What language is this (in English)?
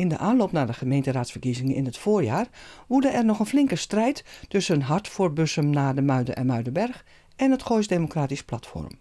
Dutch